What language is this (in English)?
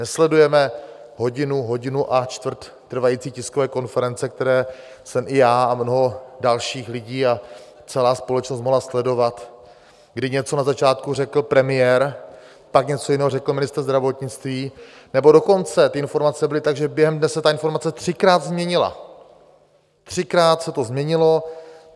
Czech